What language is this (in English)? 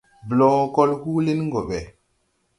Tupuri